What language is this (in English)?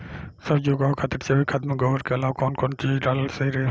Bhojpuri